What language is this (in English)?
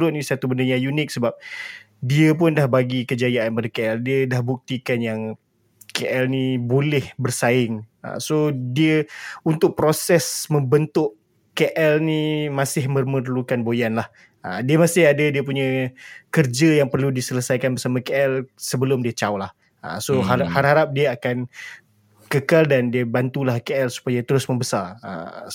Malay